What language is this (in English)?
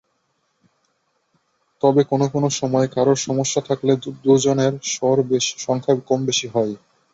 Bangla